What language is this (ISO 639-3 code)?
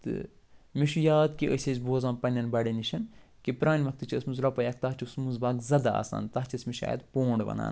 kas